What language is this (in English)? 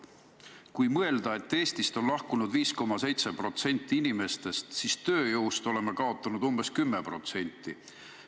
Estonian